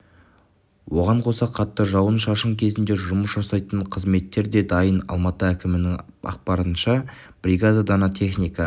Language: Kazakh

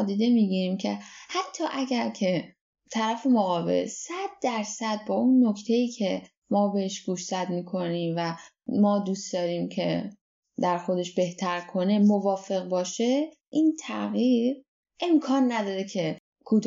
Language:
Persian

